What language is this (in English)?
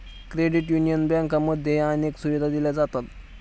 Marathi